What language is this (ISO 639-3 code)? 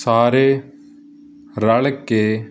pan